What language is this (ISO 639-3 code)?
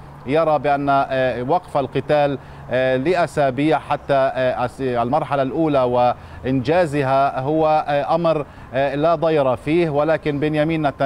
ara